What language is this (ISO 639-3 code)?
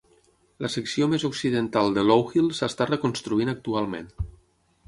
cat